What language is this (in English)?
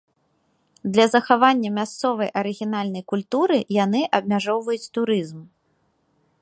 Belarusian